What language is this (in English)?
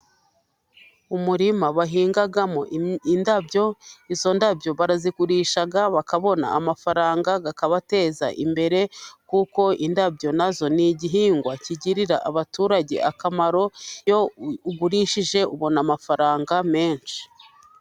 Kinyarwanda